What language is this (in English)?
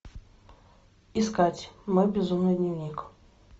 Russian